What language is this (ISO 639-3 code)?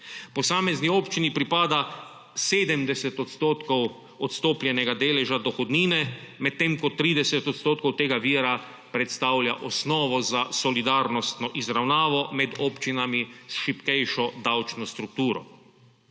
slv